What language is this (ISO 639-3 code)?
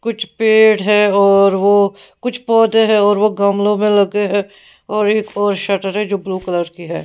hin